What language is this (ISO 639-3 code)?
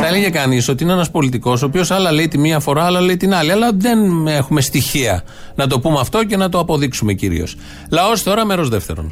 ell